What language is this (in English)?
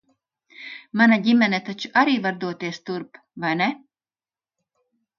Latvian